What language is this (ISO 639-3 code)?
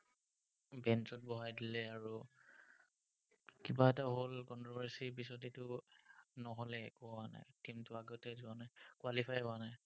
asm